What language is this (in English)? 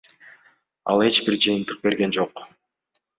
Kyrgyz